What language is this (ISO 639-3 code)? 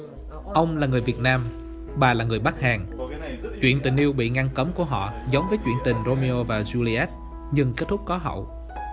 vie